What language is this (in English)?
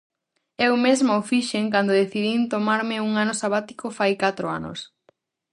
Galician